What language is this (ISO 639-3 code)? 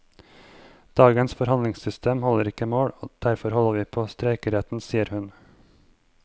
nor